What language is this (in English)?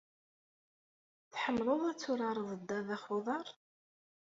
Kabyle